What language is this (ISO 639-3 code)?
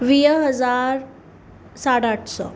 snd